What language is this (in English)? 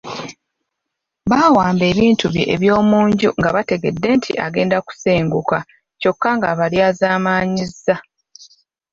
Ganda